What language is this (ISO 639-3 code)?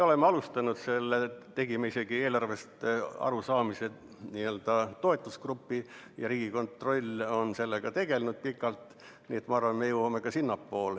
est